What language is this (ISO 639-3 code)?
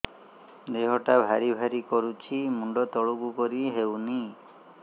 ori